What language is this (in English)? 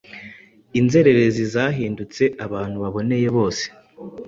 Kinyarwanda